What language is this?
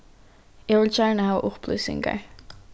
Faroese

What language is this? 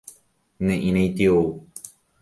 Guarani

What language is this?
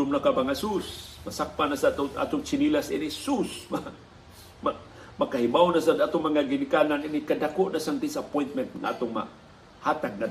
Filipino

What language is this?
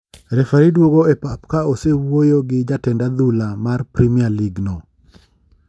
Luo (Kenya and Tanzania)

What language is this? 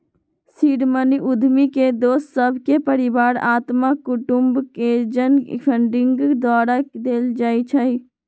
Magahi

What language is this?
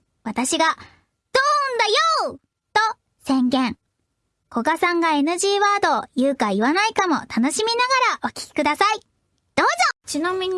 Japanese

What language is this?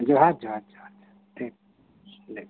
Santali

